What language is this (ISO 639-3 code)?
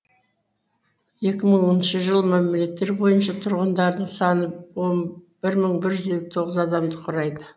kaz